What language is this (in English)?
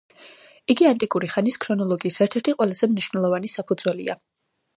Georgian